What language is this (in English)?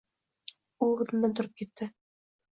Uzbek